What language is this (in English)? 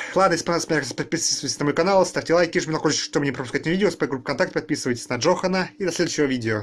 Russian